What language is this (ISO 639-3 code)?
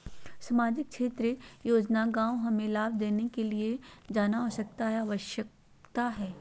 mag